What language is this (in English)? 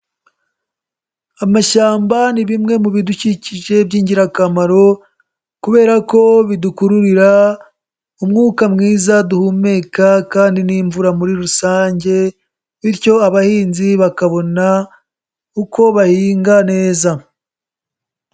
Kinyarwanda